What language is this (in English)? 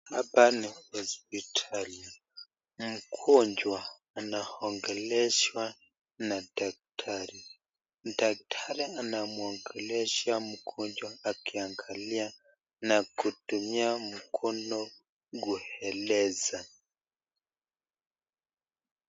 Swahili